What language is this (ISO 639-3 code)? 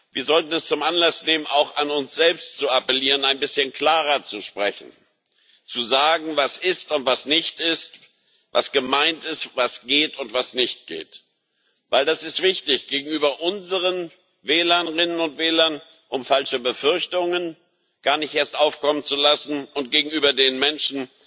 deu